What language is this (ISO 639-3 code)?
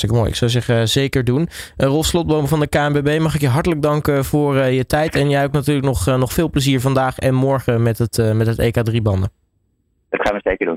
nld